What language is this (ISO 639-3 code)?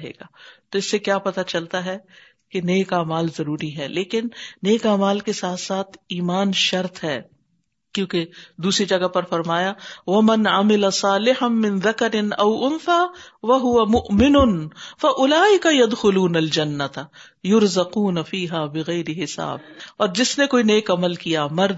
urd